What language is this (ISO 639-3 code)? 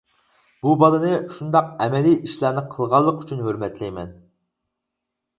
uig